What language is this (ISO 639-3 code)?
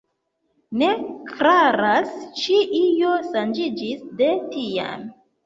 epo